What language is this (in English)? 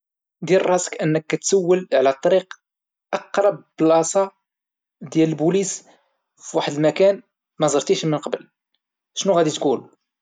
Moroccan Arabic